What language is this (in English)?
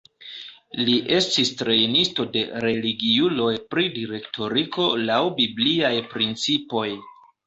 Esperanto